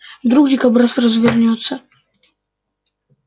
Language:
Russian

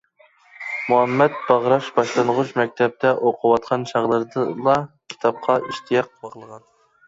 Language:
Uyghur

